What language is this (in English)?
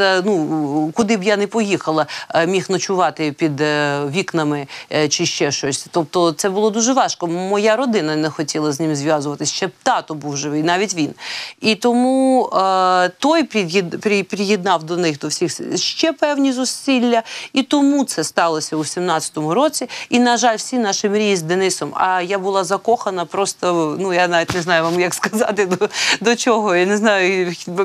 Ukrainian